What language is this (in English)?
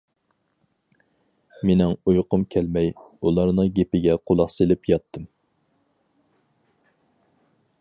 Uyghur